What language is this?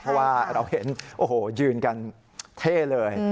Thai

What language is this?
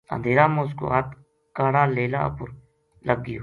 Gujari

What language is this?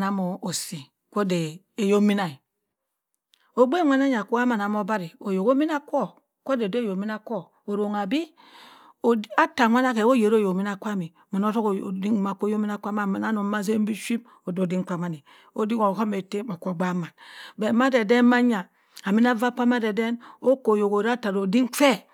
Cross River Mbembe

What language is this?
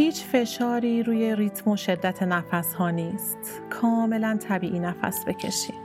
Persian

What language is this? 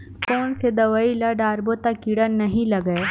Chhattisgarhi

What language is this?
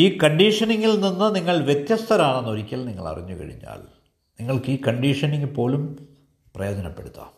Malayalam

